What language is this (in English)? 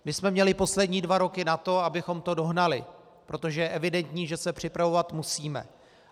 Czech